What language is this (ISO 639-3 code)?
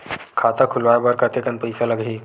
hne